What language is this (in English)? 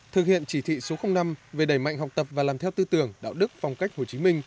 Vietnamese